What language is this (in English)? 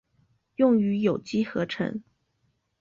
Chinese